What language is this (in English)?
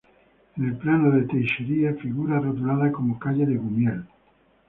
Spanish